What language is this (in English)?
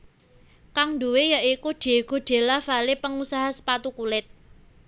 Javanese